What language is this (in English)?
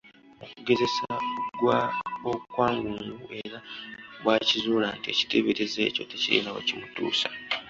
Ganda